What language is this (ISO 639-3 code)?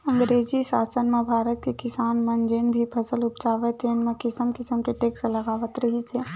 hne